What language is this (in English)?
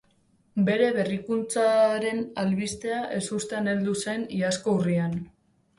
Basque